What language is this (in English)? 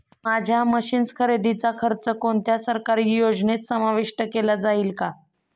Marathi